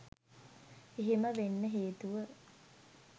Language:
Sinhala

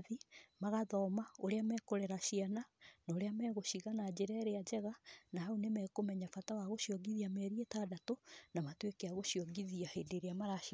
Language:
Kikuyu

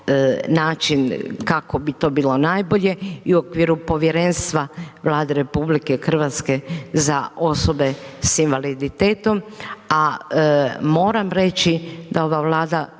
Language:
Croatian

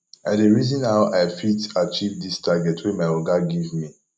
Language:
Nigerian Pidgin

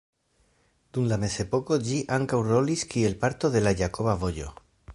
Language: Esperanto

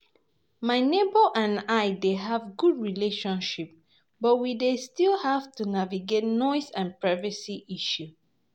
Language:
Nigerian Pidgin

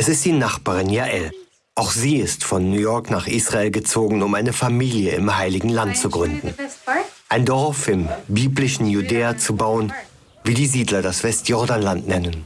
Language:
German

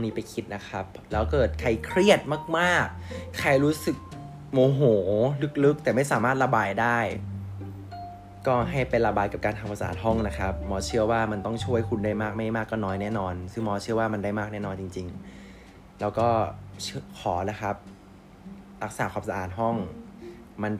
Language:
Thai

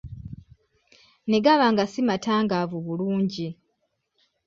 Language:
Ganda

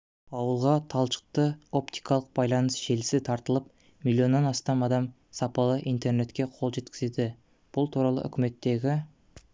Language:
Kazakh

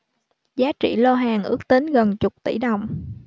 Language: Vietnamese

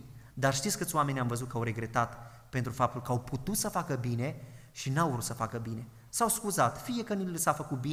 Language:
Romanian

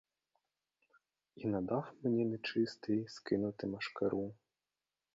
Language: Ukrainian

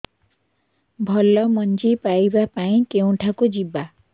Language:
Odia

